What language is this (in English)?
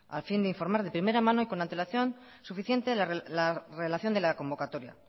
Spanish